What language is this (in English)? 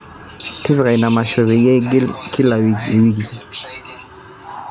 Masai